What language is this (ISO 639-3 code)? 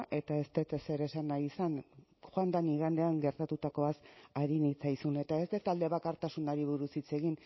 eus